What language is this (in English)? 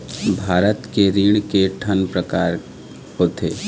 Chhattisgarhi